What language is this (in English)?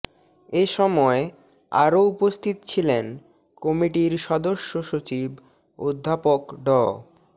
Bangla